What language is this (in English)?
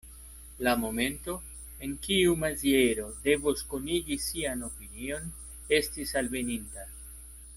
Esperanto